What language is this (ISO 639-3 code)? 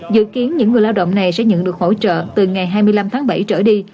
vie